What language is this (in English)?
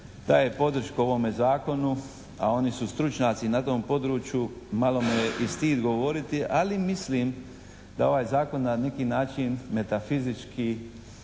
Croatian